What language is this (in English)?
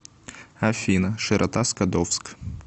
Russian